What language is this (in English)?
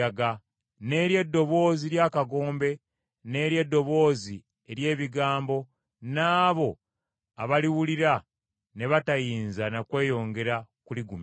Ganda